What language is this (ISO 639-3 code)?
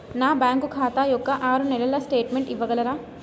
tel